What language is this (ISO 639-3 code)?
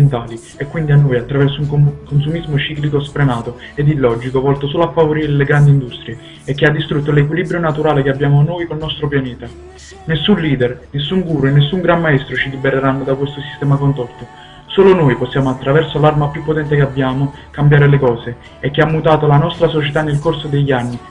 ita